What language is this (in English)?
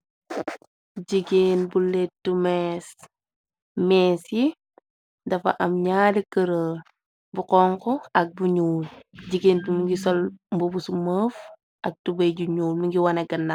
Wolof